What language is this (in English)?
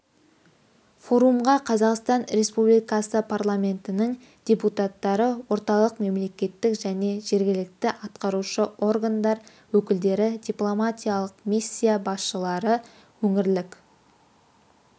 Kazakh